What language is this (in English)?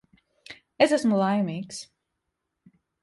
Latvian